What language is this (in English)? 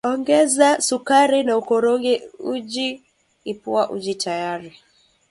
Swahili